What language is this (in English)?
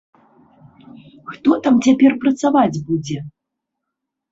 Belarusian